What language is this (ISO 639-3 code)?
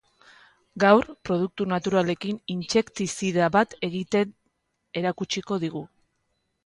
eus